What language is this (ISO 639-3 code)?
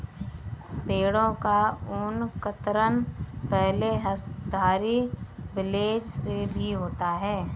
hin